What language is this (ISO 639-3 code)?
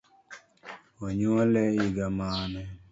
luo